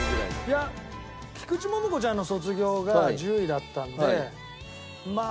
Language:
Japanese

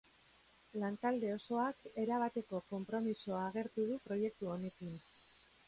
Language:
Basque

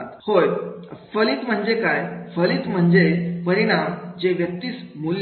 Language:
Marathi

